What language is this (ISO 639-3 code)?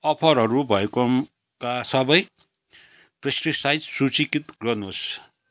nep